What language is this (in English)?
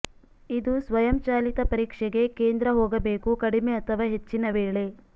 Kannada